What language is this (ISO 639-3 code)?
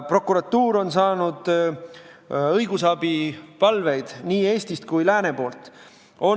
est